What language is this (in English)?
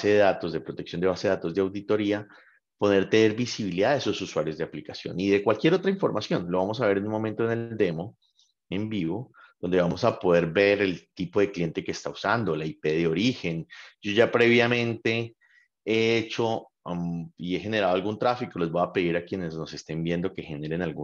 Spanish